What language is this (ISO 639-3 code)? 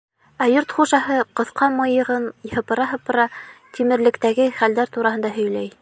bak